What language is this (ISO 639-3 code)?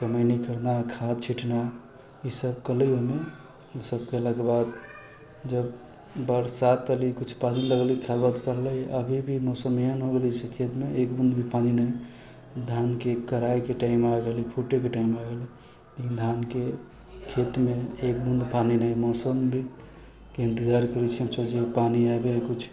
mai